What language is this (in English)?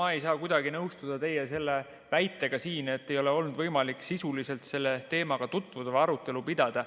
Estonian